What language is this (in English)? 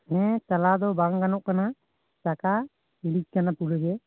Santali